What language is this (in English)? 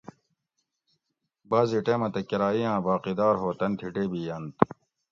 Gawri